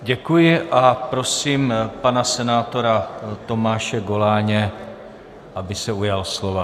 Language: Czech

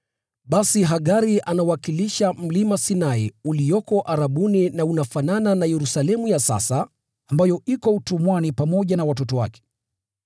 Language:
Swahili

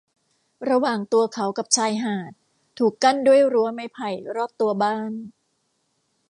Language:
Thai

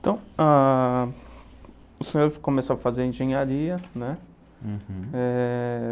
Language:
Portuguese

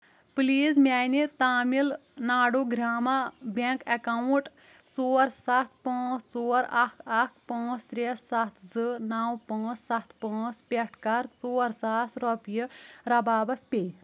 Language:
Kashmiri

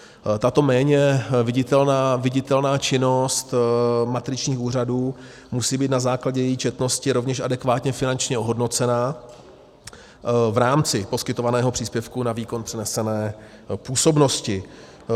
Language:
Czech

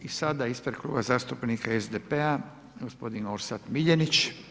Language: Croatian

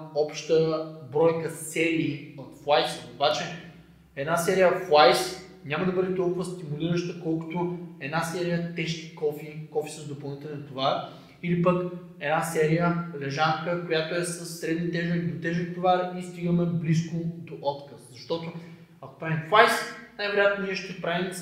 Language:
Bulgarian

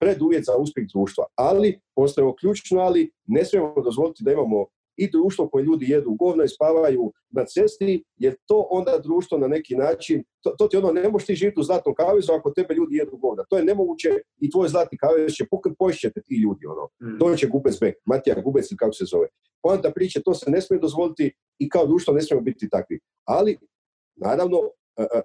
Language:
Croatian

